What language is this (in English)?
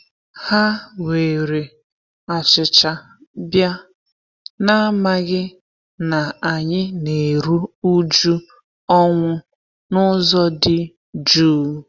Igbo